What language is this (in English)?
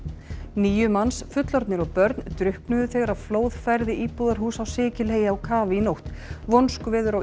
Icelandic